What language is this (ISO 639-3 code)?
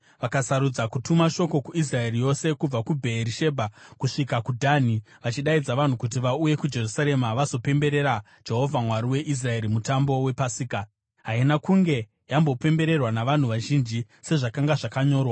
sna